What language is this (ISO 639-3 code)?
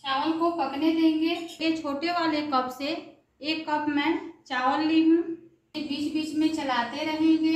hin